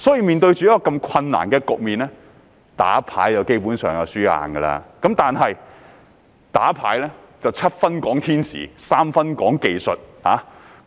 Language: Cantonese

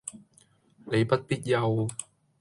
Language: Cantonese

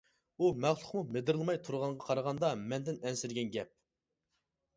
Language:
Uyghur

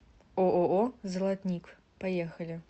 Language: Russian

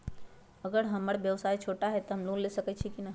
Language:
Magahi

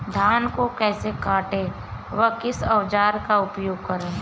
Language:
Hindi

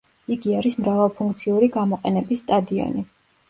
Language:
Georgian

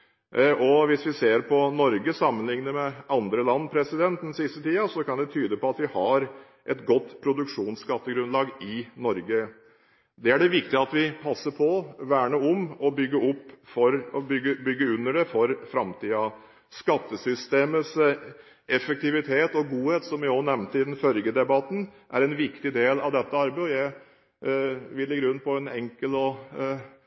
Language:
Norwegian Bokmål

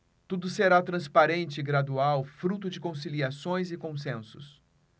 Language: Portuguese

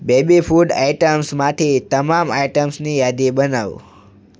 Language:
Gujarati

